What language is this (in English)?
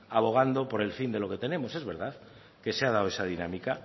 Spanish